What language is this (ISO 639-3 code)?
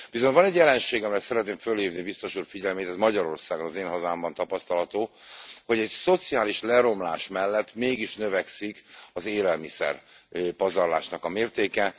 hun